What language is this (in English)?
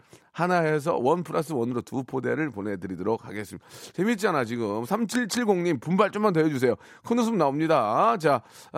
Korean